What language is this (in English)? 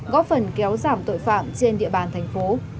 Vietnamese